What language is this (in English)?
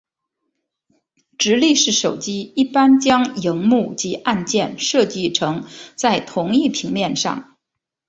Chinese